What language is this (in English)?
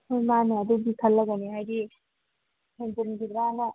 Manipuri